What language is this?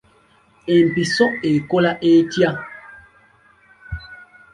Ganda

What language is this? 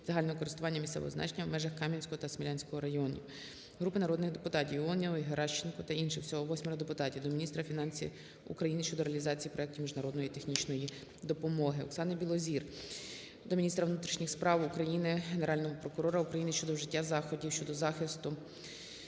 Ukrainian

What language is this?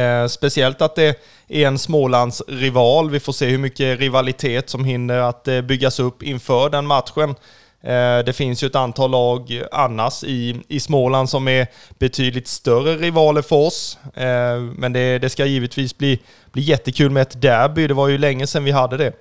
Swedish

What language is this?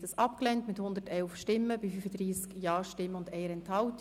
Swiss German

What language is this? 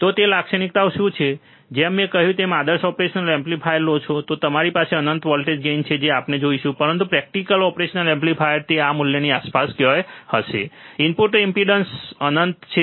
Gujarati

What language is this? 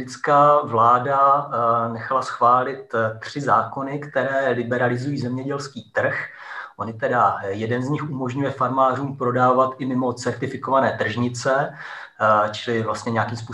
Czech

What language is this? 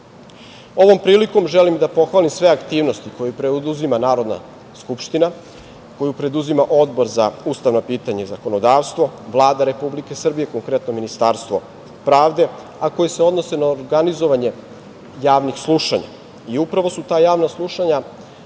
Serbian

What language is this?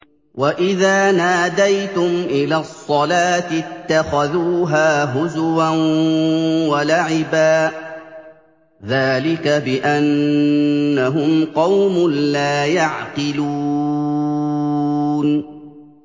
Arabic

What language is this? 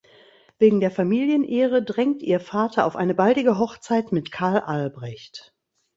German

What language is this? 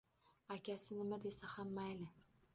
Uzbek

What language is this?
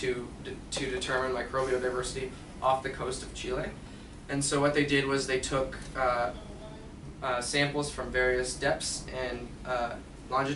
English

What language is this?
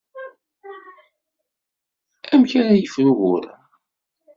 Kabyle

